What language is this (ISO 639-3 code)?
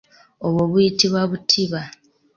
lug